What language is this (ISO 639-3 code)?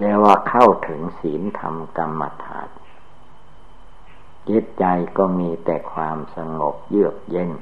tha